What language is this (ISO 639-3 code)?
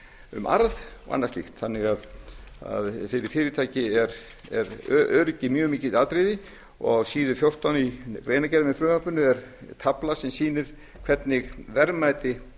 isl